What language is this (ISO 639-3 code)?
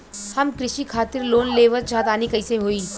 bho